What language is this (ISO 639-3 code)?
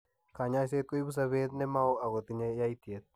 kln